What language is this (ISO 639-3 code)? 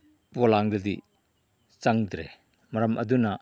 mni